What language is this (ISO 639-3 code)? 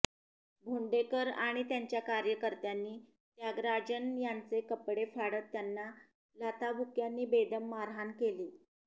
mar